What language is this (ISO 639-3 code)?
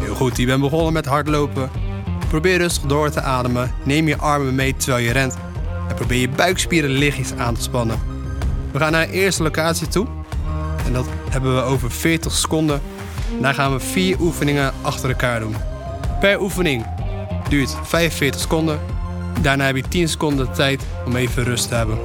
nld